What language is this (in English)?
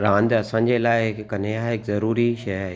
Sindhi